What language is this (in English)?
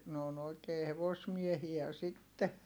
Finnish